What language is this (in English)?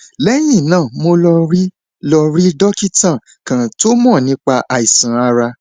Yoruba